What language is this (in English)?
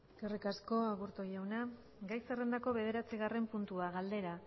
Basque